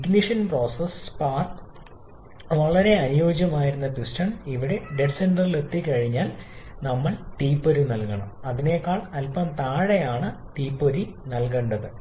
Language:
Malayalam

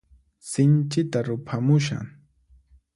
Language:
Puno Quechua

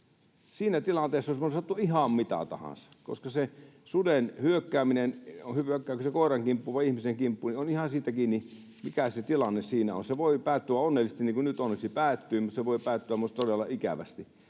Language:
Finnish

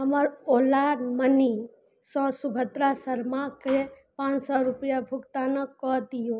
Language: Maithili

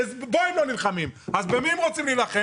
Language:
Hebrew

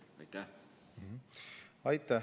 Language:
Estonian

